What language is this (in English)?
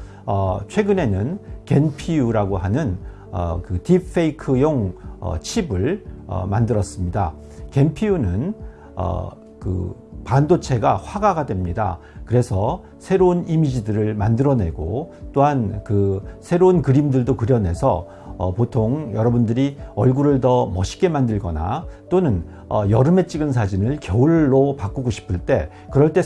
Korean